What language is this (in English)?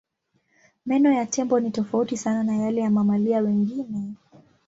Swahili